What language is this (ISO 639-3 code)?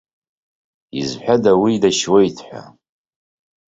abk